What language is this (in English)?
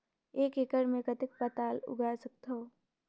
Chhattisgarhi